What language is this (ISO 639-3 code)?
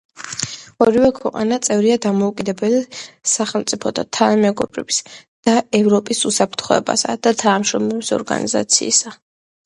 kat